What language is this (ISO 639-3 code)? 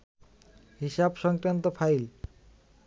ben